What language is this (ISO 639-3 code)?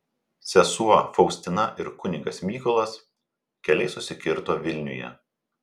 lit